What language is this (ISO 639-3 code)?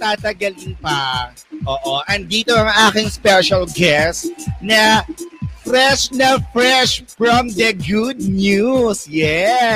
fil